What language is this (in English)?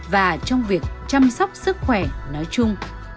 Vietnamese